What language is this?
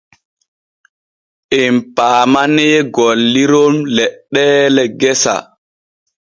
Borgu Fulfulde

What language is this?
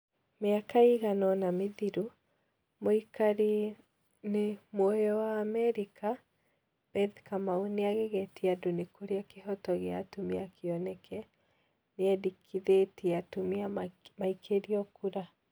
Kikuyu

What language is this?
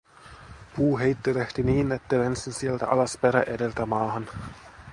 Finnish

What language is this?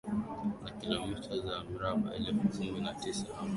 Swahili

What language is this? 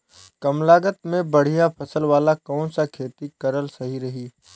Bhojpuri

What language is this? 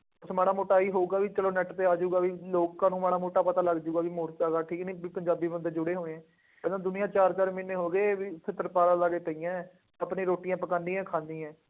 Punjabi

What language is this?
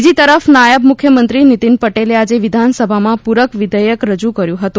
Gujarati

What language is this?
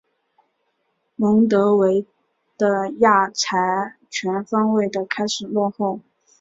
Chinese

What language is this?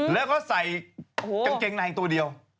Thai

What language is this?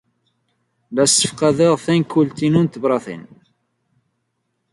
Kabyle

